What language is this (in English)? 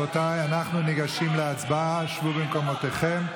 Hebrew